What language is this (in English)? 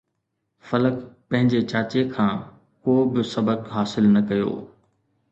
Sindhi